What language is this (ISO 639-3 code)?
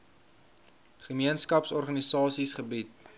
afr